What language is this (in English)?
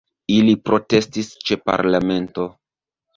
Esperanto